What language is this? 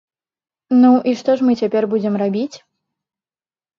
Belarusian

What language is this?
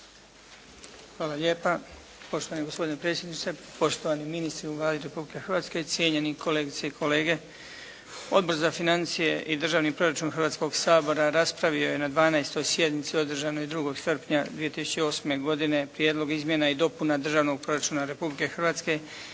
Croatian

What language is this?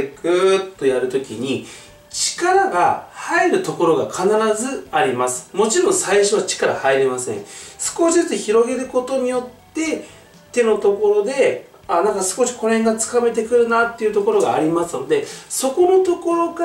Japanese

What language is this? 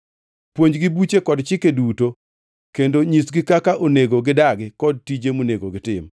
Luo (Kenya and Tanzania)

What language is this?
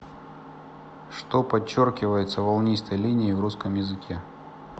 Russian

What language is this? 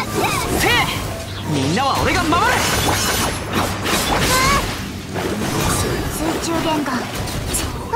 Japanese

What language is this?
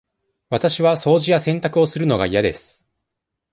Japanese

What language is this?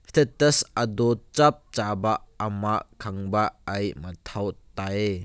Manipuri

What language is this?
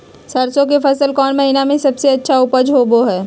Magahi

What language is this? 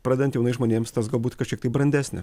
Lithuanian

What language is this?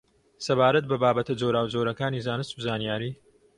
Central Kurdish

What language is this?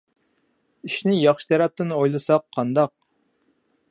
Uyghur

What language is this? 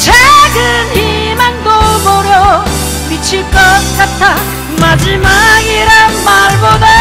Korean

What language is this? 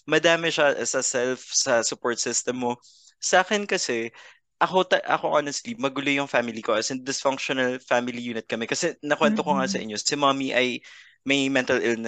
Filipino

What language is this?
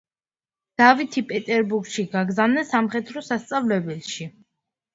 Georgian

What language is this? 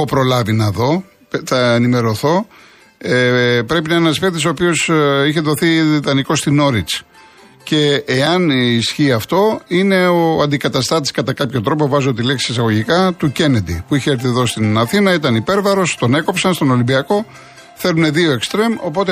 Greek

